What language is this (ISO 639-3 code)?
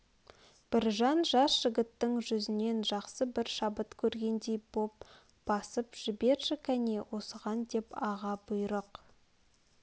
kaz